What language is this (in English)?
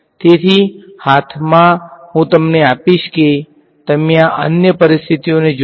Gujarati